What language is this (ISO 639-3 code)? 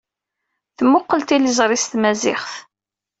kab